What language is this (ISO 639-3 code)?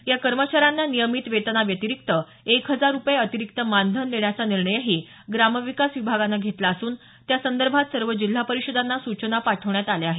mar